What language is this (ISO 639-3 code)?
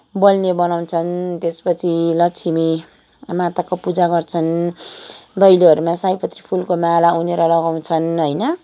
nep